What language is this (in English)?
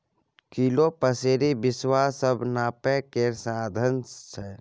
Maithili